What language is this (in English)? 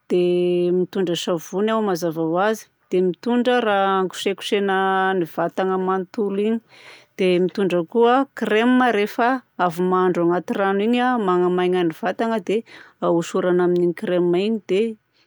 Southern Betsimisaraka Malagasy